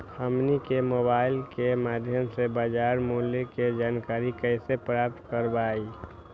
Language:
Magahi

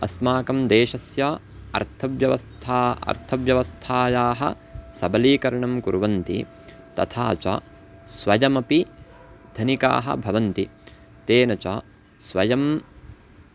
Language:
Sanskrit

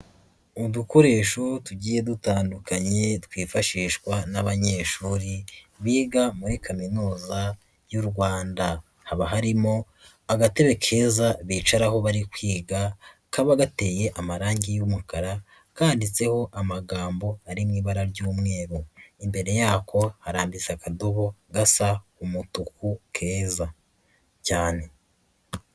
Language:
Kinyarwanda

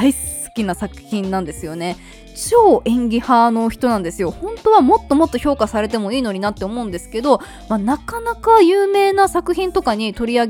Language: Japanese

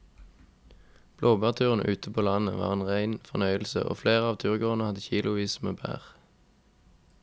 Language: Norwegian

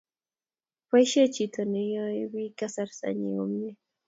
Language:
Kalenjin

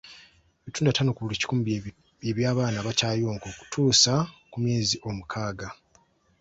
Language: Ganda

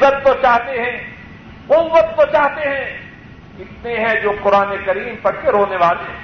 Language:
Urdu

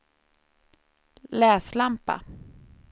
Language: Swedish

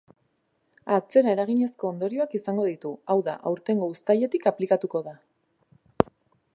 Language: Basque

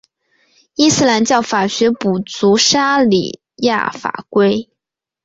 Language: Chinese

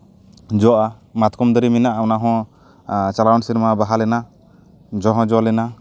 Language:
Santali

